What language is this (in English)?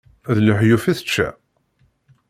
Kabyle